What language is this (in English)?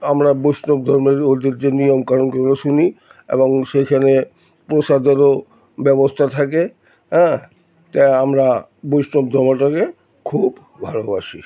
Bangla